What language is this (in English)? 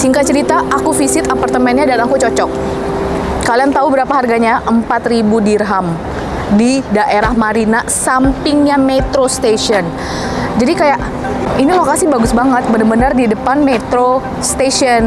Indonesian